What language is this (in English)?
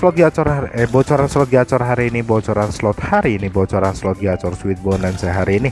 Indonesian